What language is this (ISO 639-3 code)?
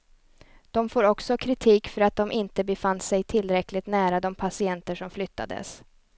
swe